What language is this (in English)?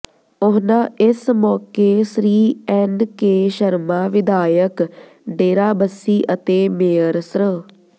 Punjabi